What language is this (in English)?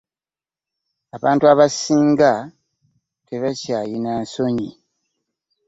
Ganda